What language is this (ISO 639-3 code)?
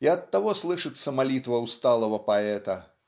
rus